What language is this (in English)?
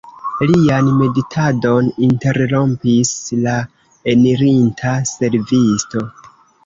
Esperanto